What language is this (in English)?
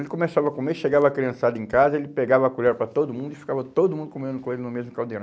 Portuguese